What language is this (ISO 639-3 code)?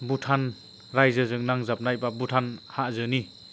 brx